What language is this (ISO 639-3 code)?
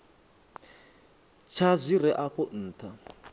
ven